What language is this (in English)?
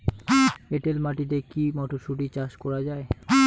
Bangla